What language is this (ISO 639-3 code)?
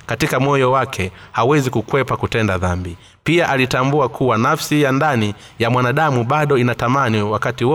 swa